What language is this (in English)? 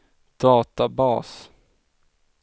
Swedish